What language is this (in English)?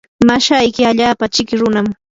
Yanahuanca Pasco Quechua